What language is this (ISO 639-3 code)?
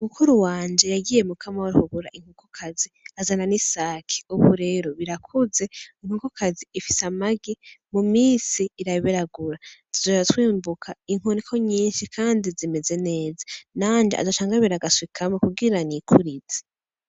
run